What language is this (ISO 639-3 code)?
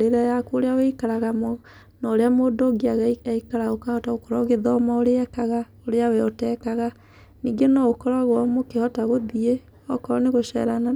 kik